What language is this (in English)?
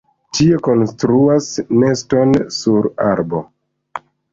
Esperanto